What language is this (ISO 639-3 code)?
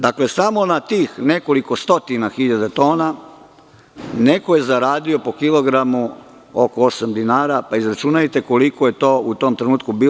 srp